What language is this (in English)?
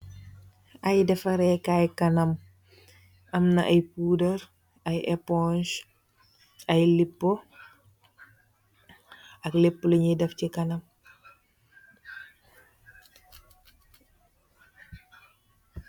Wolof